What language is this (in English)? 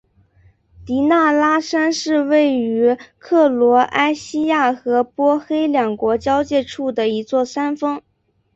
Chinese